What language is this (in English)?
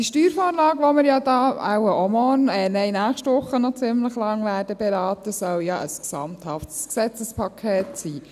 Swiss German